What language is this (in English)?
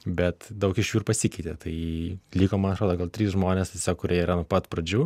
Lithuanian